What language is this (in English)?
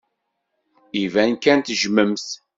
Kabyle